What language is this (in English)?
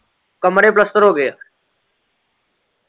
Punjabi